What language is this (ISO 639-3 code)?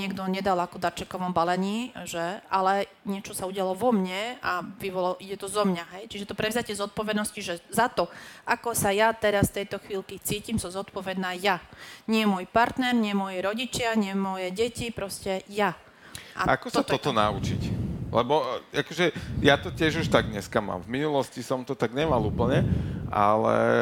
slk